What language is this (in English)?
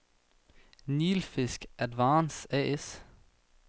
Danish